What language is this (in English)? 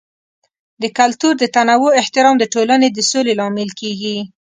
Pashto